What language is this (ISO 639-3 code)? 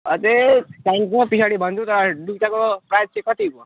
nep